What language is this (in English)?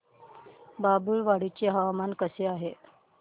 Marathi